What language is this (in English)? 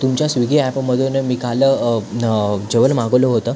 Marathi